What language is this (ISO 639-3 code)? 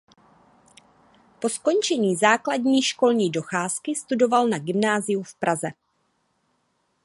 ces